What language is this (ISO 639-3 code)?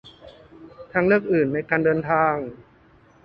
tha